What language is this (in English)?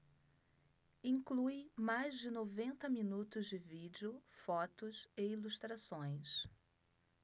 Portuguese